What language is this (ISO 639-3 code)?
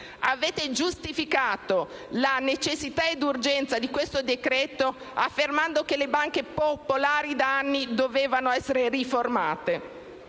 ita